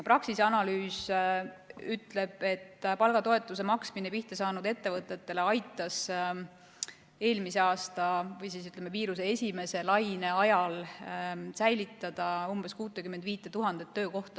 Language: Estonian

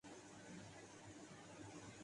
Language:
Urdu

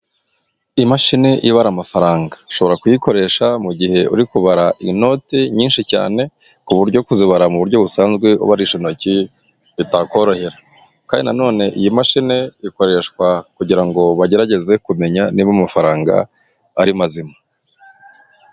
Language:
Kinyarwanda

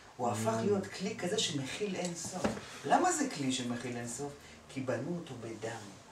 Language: Hebrew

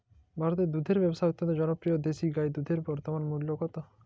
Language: Bangla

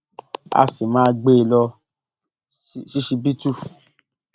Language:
Yoruba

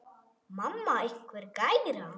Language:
Icelandic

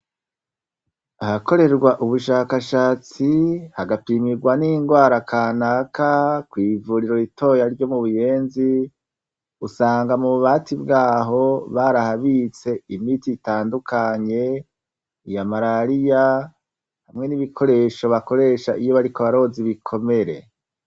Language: Rundi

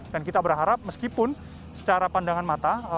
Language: Indonesian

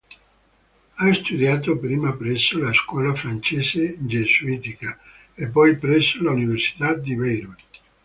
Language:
Italian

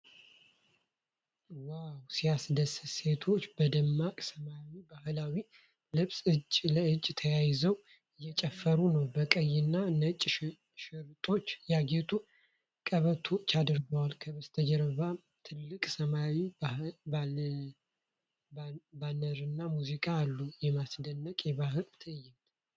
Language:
Amharic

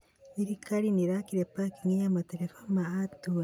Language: Kikuyu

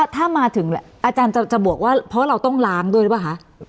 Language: Thai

